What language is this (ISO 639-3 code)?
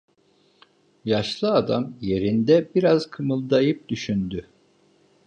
tur